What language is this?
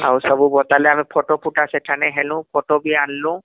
Odia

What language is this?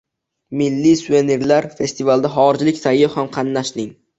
Uzbek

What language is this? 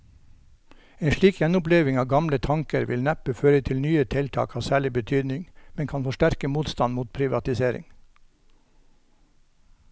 Norwegian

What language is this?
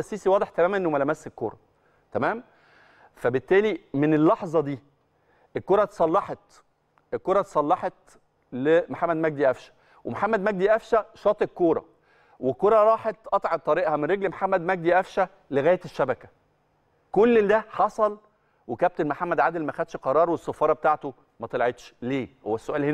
Arabic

